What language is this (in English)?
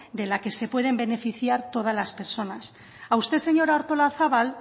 Spanish